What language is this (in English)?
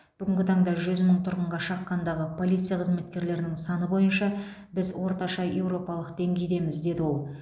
Kazakh